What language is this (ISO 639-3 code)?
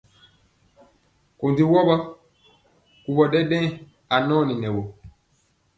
mcx